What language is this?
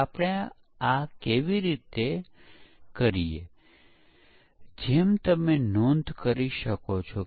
Gujarati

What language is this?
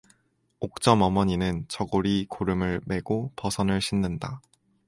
Korean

